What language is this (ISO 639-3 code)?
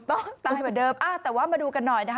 tha